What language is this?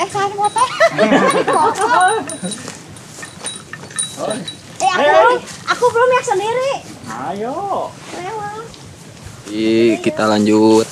Indonesian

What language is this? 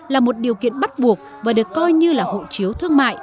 Vietnamese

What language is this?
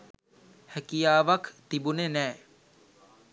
Sinhala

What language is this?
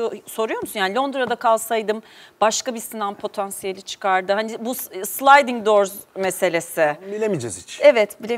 Turkish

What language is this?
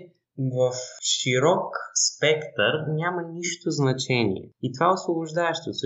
Bulgarian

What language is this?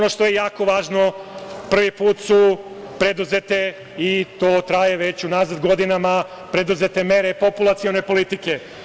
Serbian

